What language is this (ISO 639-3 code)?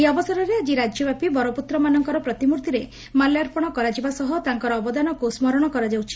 ori